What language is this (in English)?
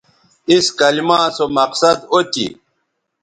Bateri